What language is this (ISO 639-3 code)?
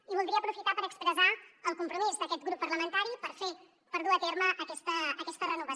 cat